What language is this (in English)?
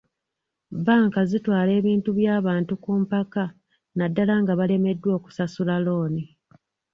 Ganda